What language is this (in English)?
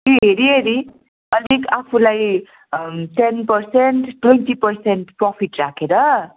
Nepali